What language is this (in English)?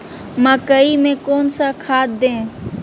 Magahi